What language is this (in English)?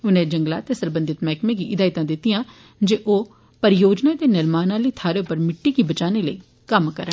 Dogri